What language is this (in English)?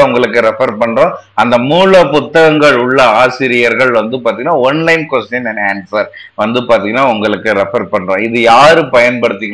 Tamil